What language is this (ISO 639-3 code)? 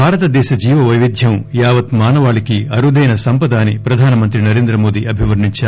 tel